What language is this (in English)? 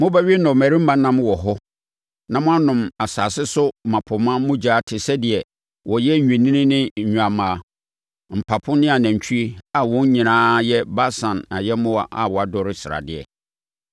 Akan